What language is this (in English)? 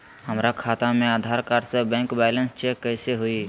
Magahi